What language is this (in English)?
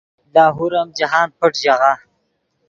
Yidgha